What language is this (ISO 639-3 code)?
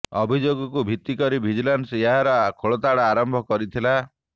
ori